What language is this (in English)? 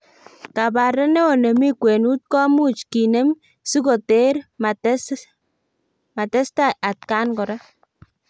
Kalenjin